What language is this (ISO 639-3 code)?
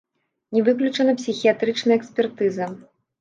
bel